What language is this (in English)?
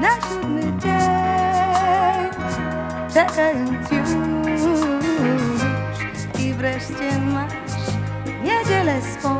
Polish